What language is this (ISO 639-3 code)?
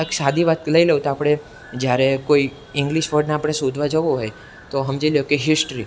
guj